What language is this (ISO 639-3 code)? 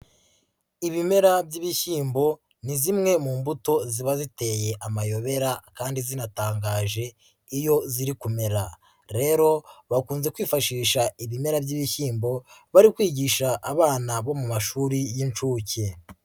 kin